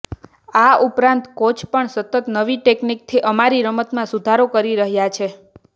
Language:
Gujarati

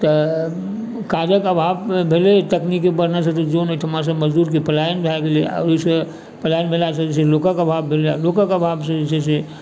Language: Maithili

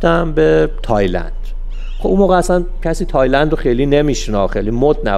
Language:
Persian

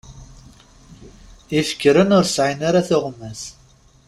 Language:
Kabyle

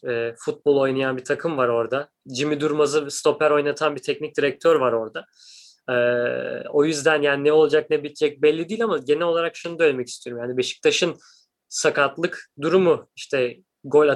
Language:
Turkish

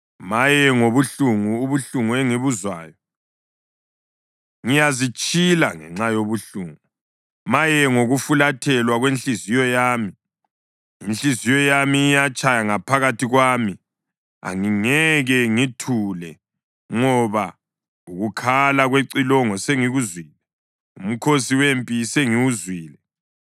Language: North Ndebele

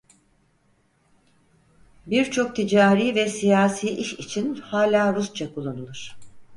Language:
Turkish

